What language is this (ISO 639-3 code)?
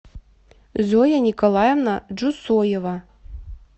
rus